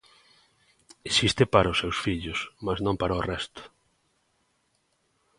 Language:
Galician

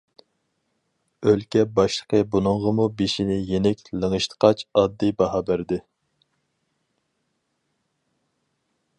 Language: Uyghur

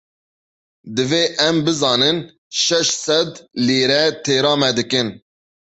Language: Kurdish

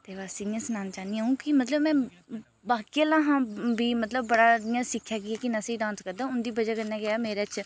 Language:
Dogri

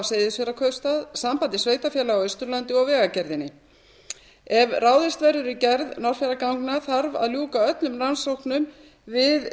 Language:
Icelandic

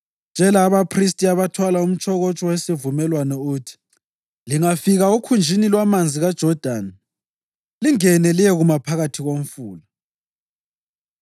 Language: North Ndebele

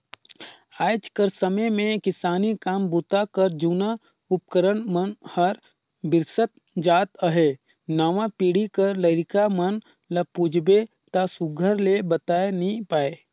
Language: Chhattisgarhi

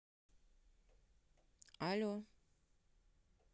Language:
Russian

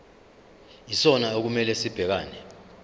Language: Zulu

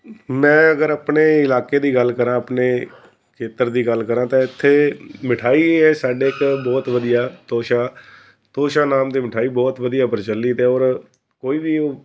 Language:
Punjabi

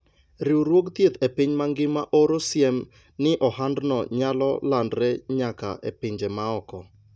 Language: Luo (Kenya and Tanzania)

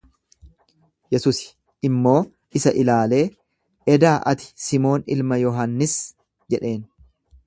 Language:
Oromo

